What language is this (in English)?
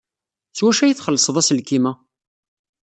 Kabyle